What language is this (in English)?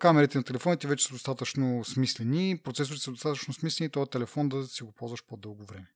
Bulgarian